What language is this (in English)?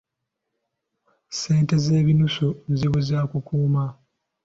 Ganda